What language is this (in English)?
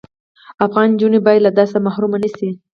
Pashto